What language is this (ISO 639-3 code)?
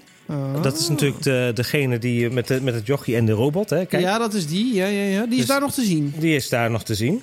nld